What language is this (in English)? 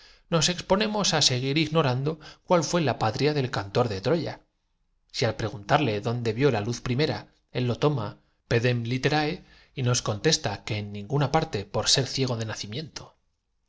Spanish